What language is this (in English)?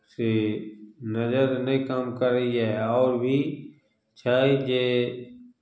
Maithili